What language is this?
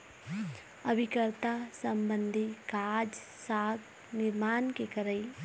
Chhattisgarhi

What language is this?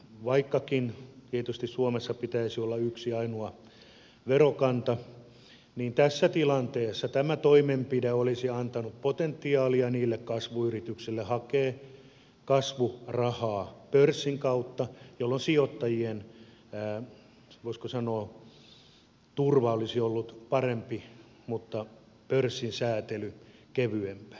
Finnish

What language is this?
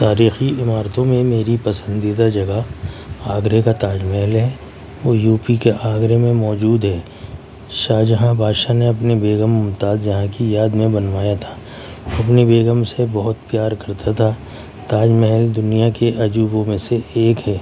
Urdu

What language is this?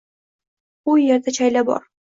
Uzbek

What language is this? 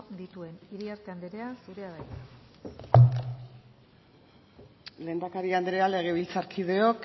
Basque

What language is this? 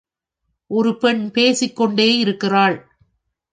Tamil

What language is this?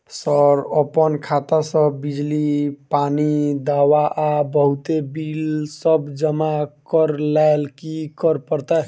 Maithili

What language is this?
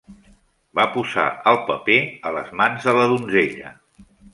Catalan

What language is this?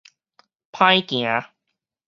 Min Nan Chinese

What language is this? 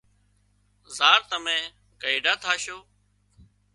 Wadiyara Koli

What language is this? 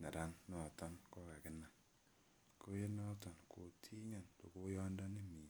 Kalenjin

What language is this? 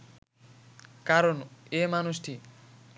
Bangla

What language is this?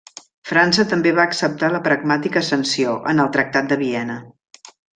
Catalan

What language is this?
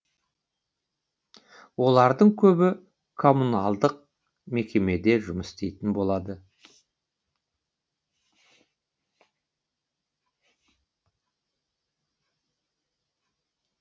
Kazakh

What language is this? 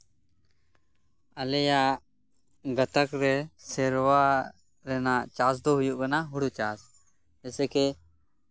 Santali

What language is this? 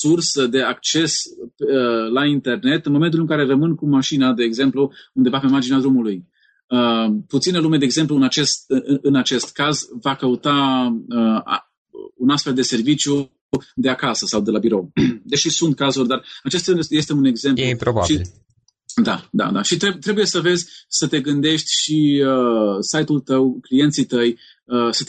Romanian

